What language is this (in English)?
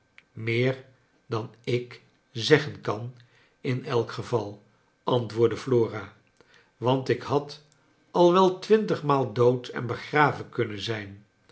Dutch